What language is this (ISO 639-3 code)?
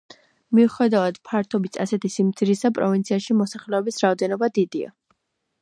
kat